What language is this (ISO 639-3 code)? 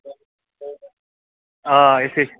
kas